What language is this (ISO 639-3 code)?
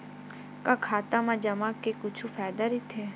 hne